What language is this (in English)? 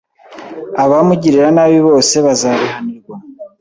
Kinyarwanda